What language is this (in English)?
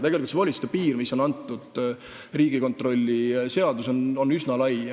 Estonian